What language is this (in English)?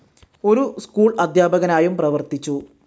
Malayalam